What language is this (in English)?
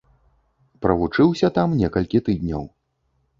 Belarusian